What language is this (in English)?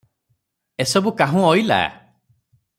Odia